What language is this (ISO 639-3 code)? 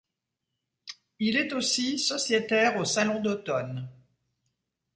fra